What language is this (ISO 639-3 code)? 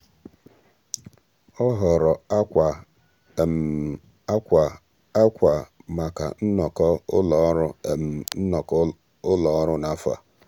ibo